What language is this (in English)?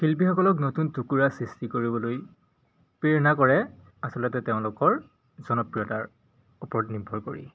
Assamese